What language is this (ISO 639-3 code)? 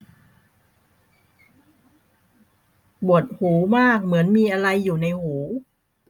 tha